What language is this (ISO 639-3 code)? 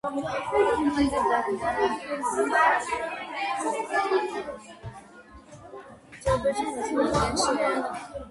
kat